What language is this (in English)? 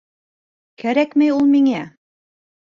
Bashkir